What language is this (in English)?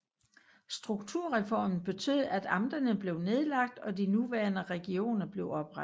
Danish